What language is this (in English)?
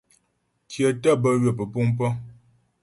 Ghomala